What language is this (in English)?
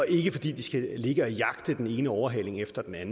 Danish